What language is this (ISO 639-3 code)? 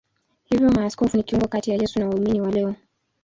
swa